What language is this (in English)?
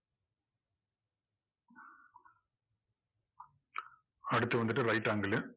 Tamil